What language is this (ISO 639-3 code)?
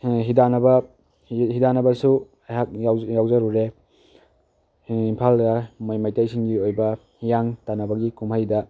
mni